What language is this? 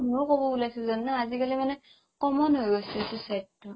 Assamese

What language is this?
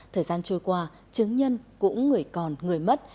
Vietnamese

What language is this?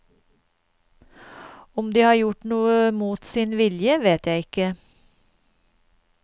Norwegian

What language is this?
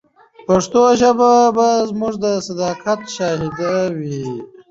Pashto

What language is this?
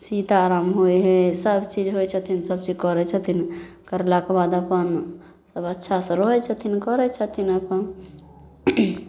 Maithili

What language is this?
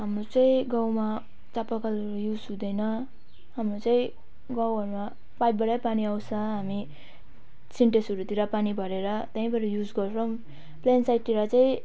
Nepali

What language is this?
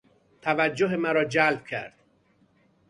Persian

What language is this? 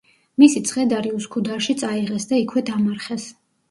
Georgian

